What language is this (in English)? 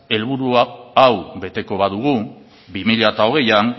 Basque